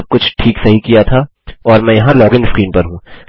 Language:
Hindi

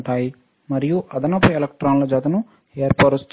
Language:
Telugu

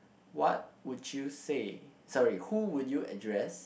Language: English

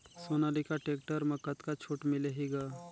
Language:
Chhattisgarhi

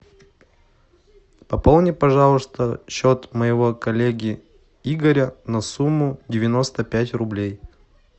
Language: Russian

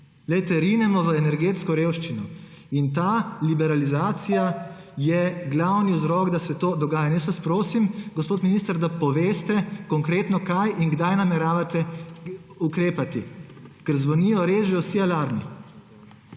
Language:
Slovenian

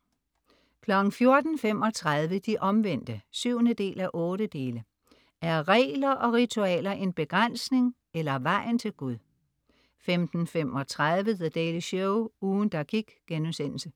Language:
Danish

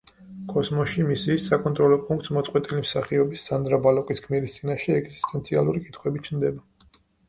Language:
Georgian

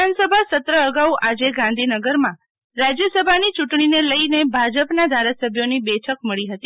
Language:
Gujarati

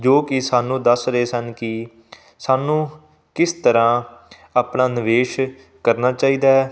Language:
Punjabi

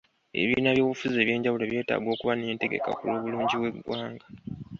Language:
Ganda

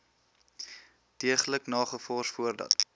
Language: Afrikaans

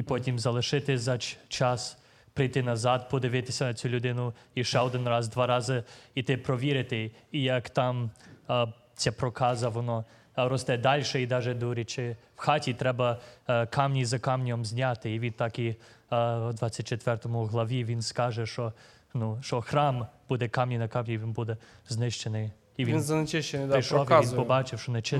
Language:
Ukrainian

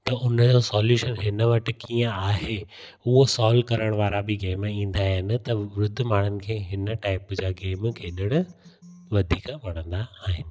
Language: Sindhi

